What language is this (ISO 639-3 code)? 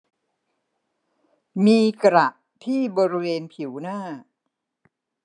tha